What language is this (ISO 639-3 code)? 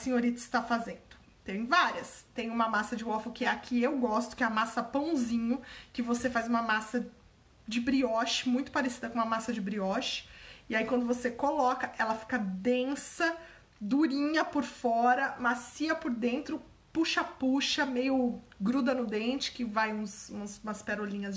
por